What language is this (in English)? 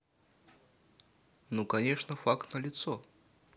Russian